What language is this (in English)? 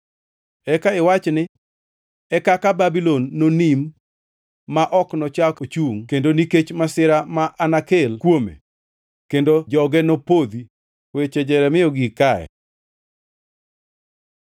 Luo (Kenya and Tanzania)